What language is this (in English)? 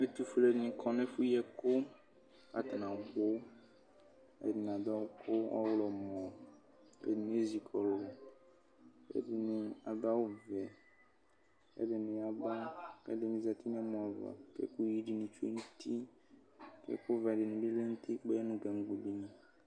Ikposo